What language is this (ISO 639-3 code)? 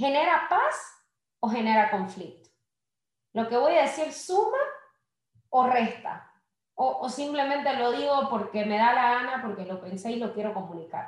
spa